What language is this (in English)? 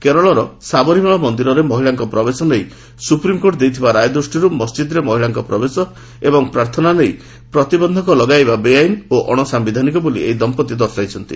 Odia